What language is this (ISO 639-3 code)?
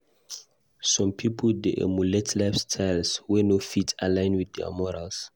pcm